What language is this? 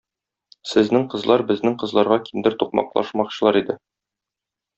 Tatar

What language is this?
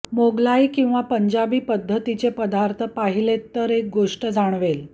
Marathi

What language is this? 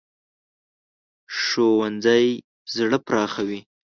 Pashto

